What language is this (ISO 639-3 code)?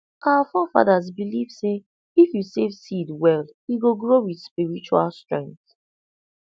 pcm